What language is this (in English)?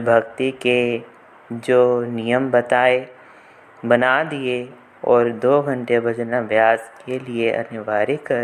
Hindi